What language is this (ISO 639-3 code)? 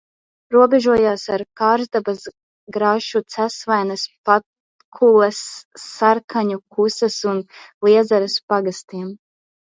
lav